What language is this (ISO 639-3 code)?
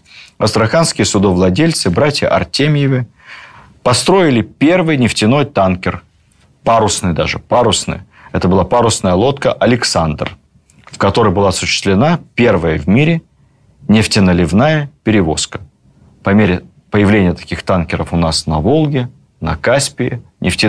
rus